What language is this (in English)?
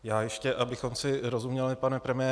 Czech